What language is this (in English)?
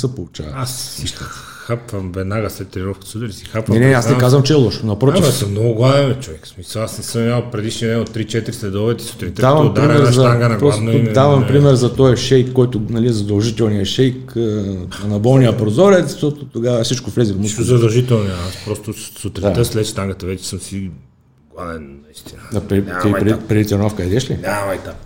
Bulgarian